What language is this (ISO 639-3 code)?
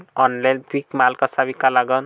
mar